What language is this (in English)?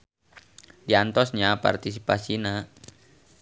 Sundanese